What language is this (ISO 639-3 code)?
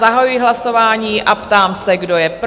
ces